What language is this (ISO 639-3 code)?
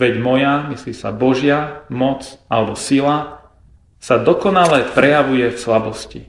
slk